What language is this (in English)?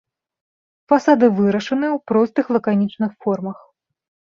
Belarusian